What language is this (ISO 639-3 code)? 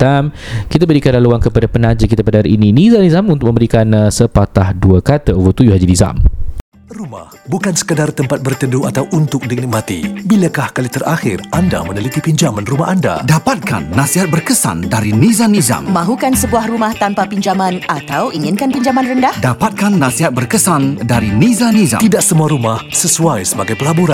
msa